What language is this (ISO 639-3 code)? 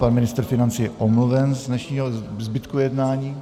ces